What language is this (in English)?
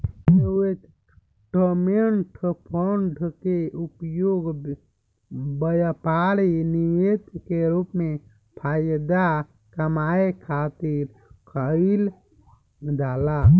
Bhojpuri